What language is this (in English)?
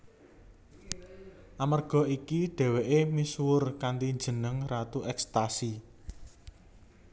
Javanese